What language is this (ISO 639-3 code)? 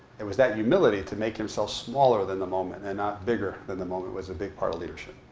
eng